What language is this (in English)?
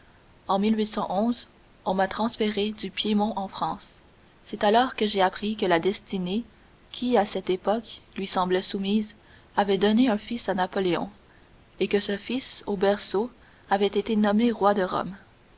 French